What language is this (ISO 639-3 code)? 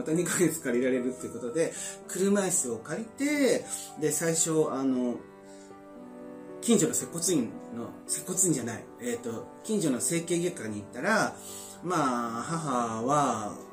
jpn